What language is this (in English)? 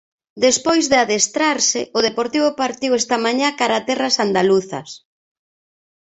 Galician